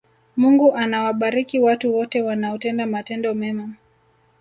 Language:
Swahili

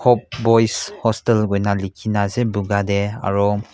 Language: Naga Pidgin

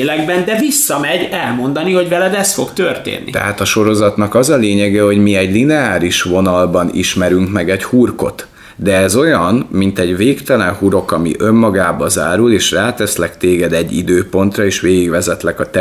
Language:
Hungarian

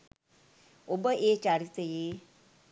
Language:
Sinhala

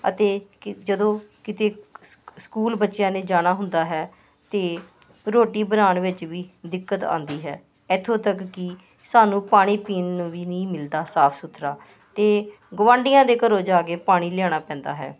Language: Punjabi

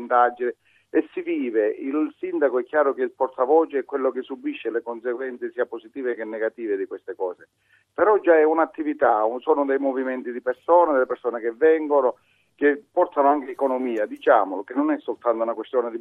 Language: Italian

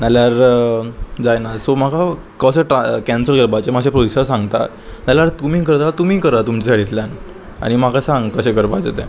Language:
Konkani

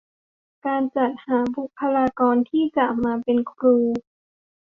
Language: Thai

